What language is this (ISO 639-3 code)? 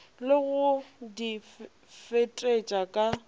nso